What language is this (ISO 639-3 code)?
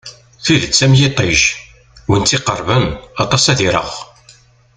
kab